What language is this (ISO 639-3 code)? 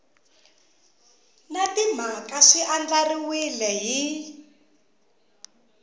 tso